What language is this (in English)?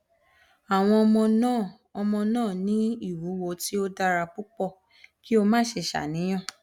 Yoruba